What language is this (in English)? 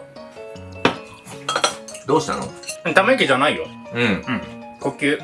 Japanese